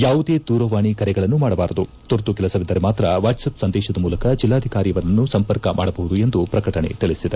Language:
Kannada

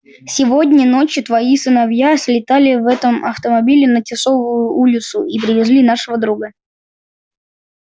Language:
Russian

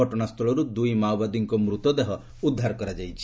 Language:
Odia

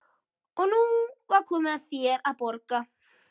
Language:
Icelandic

